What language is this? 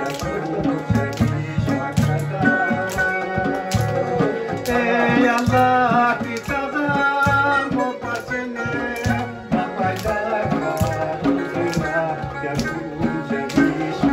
Arabic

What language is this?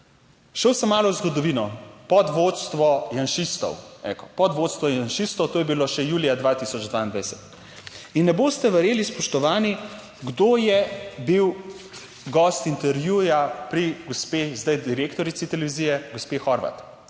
Slovenian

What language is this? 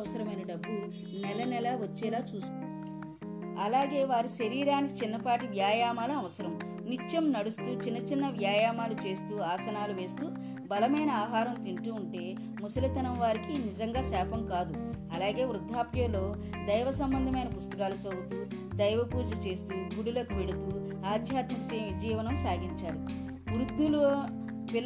Telugu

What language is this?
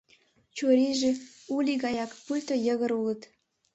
Mari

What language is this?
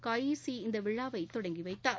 Tamil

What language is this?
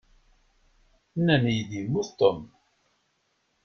Kabyle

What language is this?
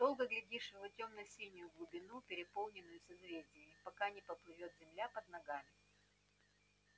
Russian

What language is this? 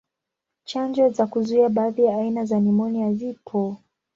Swahili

